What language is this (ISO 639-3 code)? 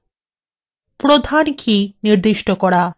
ben